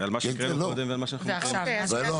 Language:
Hebrew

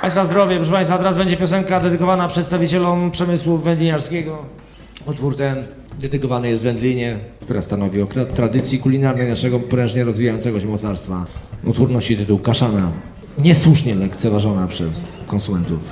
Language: Polish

